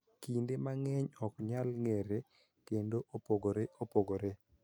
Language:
Luo (Kenya and Tanzania)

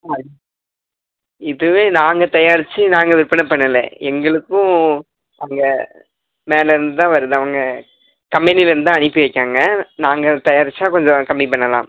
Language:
Tamil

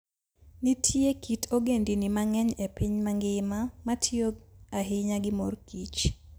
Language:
Luo (Kenya and Tanzania)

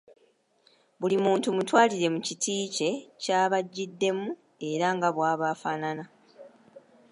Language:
Ganda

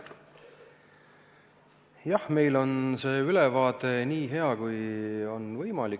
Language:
Estonian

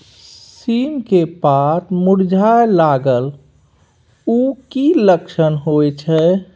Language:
Maithili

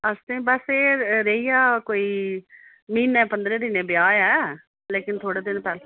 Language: Dogri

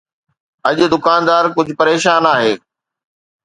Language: Sindhi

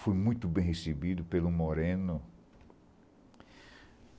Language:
Portuguese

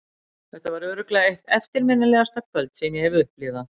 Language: Icelandic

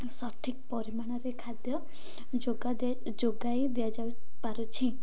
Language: Odia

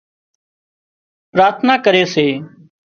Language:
Wadiyara Koli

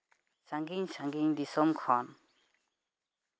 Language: Santali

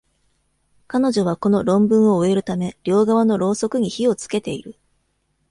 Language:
Japanese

